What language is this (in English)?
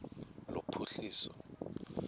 Xhosa